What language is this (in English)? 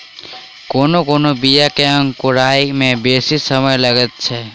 Maithili